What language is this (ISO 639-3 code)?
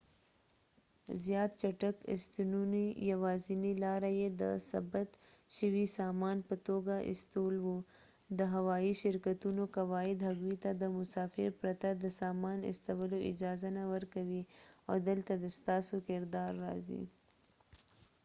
pus